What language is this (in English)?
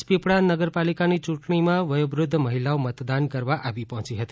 Gujarati